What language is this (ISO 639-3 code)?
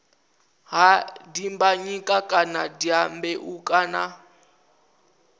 ven